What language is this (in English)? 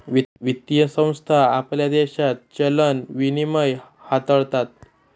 Marathi